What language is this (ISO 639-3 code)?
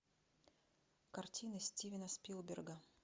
rus